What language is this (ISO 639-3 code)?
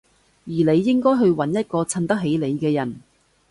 yue